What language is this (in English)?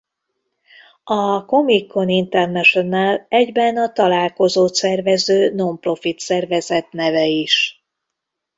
Hungarian